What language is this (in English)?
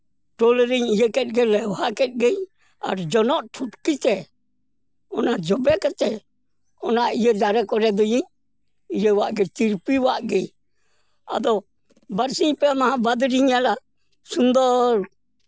Santali